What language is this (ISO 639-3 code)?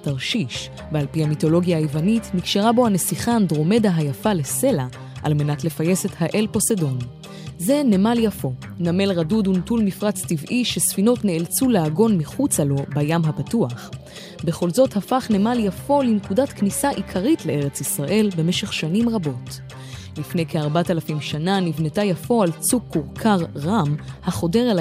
heb